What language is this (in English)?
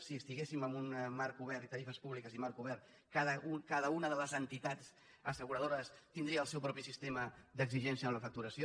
Catalan